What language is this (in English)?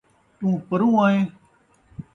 Saraiki